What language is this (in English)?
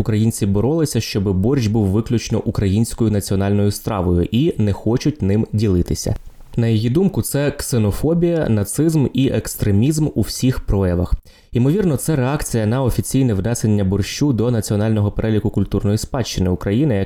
Ukrainian